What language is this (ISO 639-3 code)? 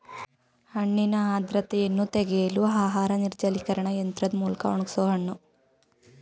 kan